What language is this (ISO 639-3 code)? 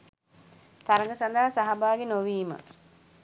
sin